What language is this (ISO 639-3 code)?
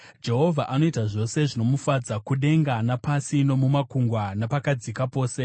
sna